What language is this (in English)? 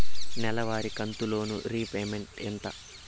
Telugu